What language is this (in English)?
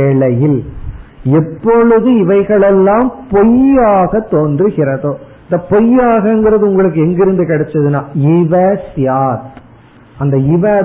Tamil